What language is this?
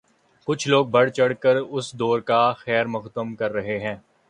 Urdu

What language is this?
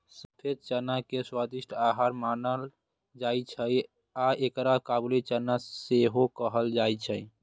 Maithili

